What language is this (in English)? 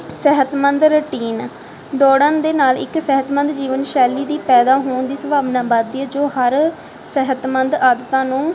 Punjabi